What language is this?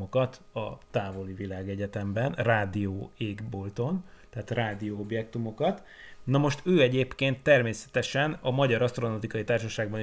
Hungarian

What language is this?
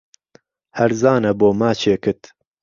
Central Kurdish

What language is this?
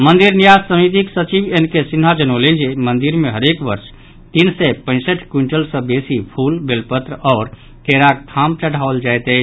Maithili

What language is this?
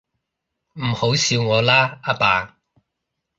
Cantonese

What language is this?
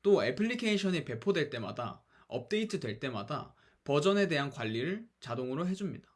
Korean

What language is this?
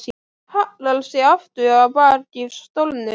Icelandic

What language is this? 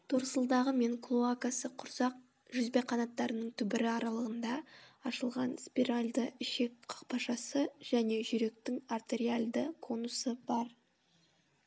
Kazakh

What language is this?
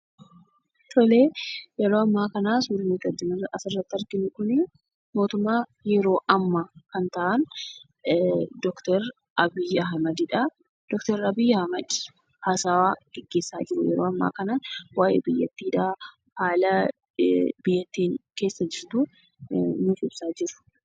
Oromo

